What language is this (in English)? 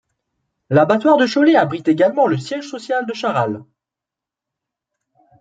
French